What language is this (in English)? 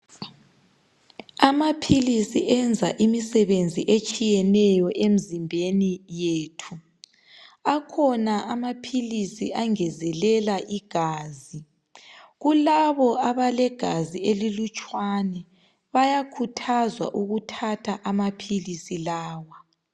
North Ndebele